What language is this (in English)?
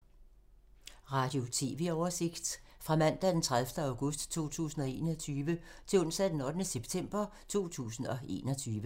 Danish